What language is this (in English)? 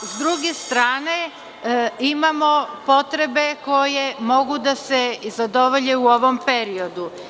Serbian